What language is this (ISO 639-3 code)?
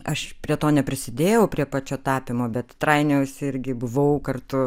lit